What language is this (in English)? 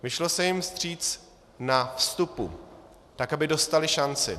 Czech